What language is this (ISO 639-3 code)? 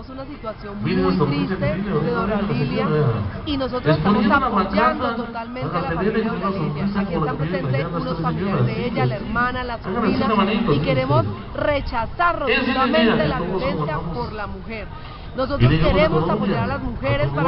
spa